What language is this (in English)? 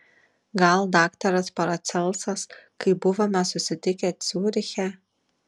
Lithuanian